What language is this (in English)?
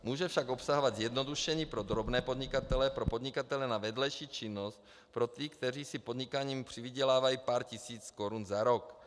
Czech